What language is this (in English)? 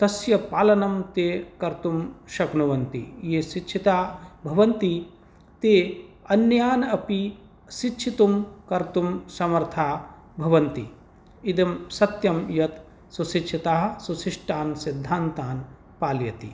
Sanskrit